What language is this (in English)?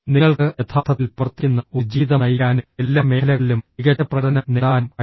Malayalam